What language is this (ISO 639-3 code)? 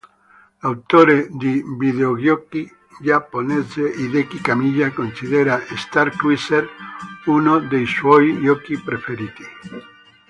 ita